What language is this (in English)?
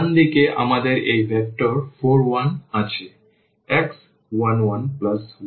Bangla